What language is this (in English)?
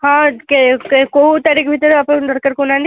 Odia